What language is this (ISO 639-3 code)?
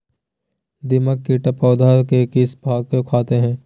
mag